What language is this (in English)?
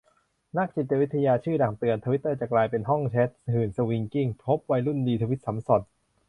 Thai